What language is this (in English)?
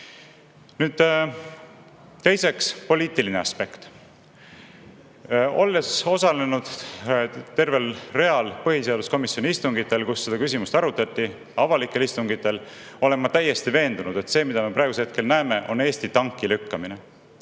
Estonian